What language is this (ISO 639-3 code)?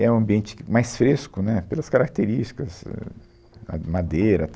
por